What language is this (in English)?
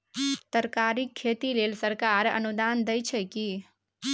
Maithili